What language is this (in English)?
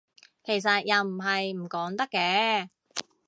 Cantonese